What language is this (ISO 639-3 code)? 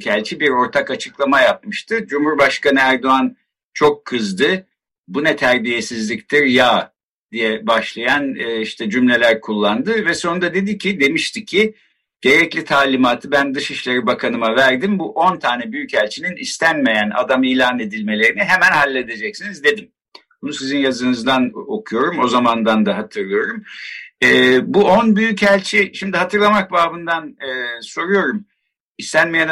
tur